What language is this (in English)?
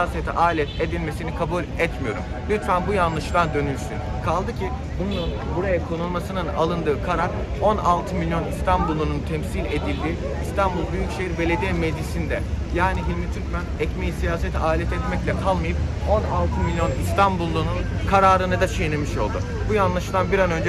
Turkish